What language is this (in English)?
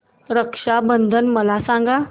Marathi